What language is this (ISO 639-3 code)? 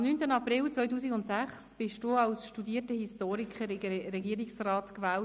gsw